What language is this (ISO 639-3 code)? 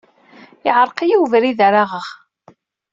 kab